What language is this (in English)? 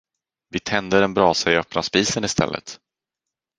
Swedish